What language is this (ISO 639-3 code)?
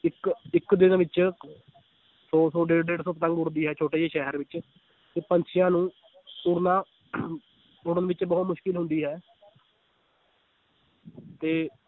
pan